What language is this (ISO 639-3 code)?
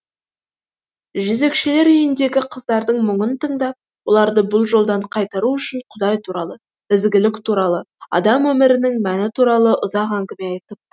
kaz